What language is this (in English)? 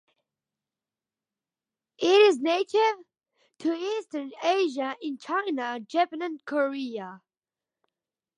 English